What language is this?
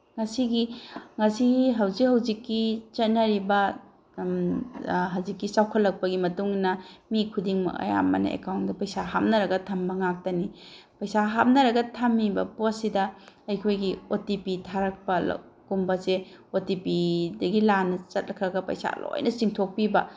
Manipuri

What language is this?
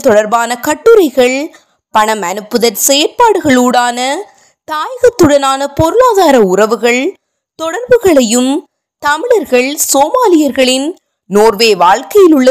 Tamil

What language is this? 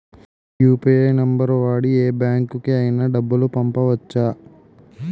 Telugu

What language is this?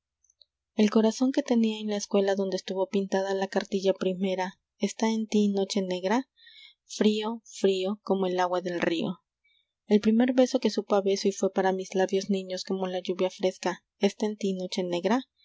Spanish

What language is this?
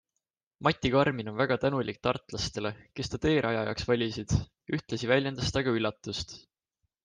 Estonian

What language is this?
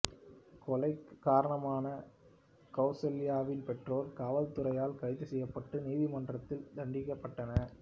Tamil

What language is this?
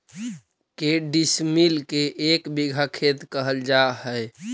Magahi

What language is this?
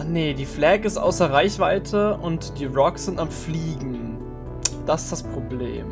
German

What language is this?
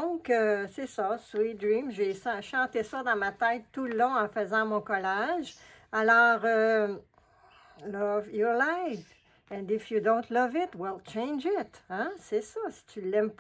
French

